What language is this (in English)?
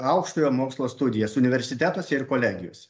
Lithuanian